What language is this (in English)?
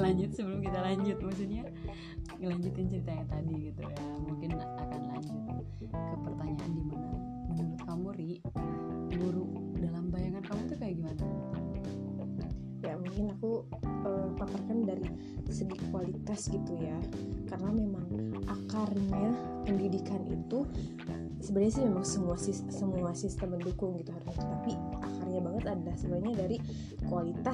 Indonesian